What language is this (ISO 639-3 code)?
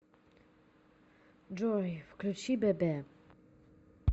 rus